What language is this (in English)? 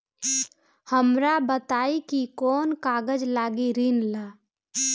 Bhojpuri